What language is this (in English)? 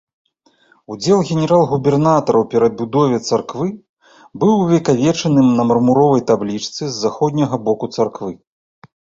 Belarusian